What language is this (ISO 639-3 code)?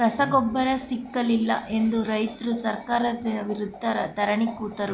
kan